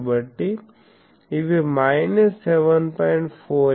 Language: Telugu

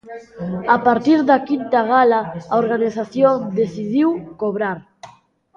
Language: Galician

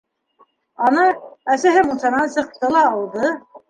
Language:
Bashkir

